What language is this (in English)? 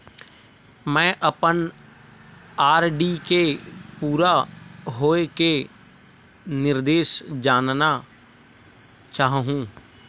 Chhattisgarhi